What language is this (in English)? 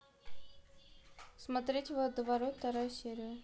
Russian